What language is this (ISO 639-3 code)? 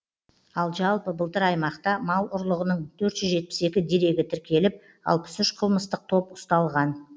kaz